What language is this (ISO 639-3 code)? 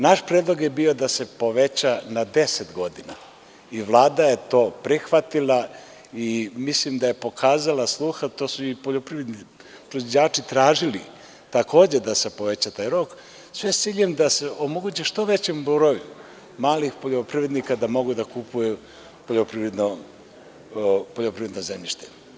srp